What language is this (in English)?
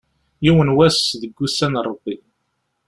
Kabyle